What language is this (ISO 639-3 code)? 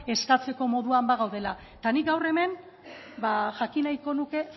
eus